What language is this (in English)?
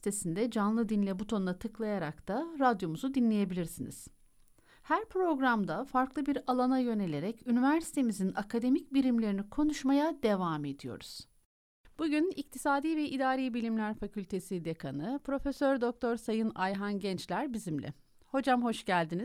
Turkish